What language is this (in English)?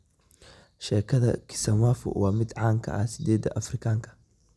Somali